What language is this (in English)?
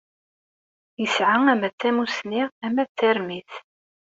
Kabyle